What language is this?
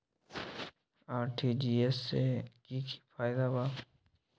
Magahi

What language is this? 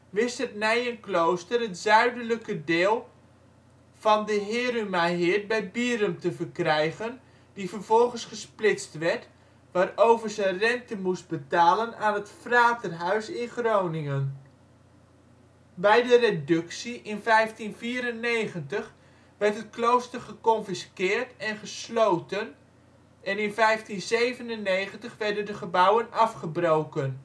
Dutch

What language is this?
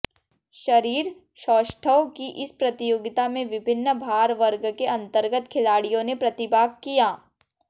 Hindi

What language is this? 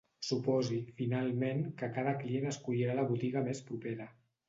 Catalan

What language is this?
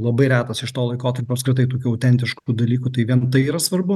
Lithuanian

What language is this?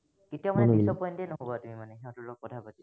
Assamese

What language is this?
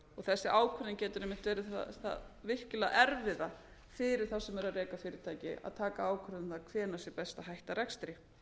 Icelandic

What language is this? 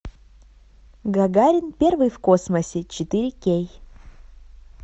Russian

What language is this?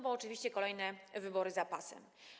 Polish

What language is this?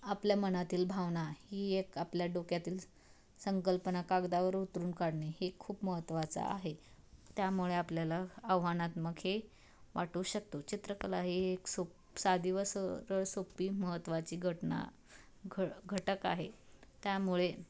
Marathi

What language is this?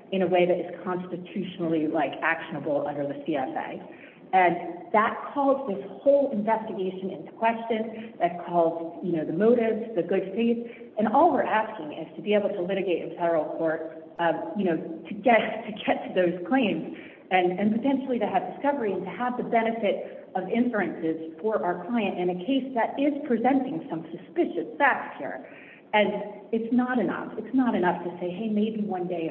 English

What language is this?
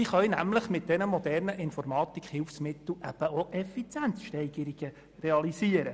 Swiss German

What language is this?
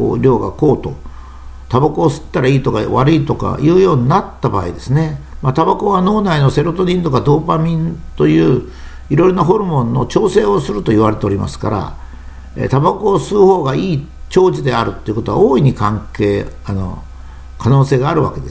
Japanese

